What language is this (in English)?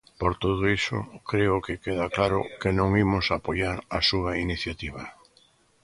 Galician